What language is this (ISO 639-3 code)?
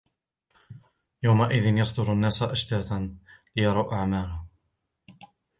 ara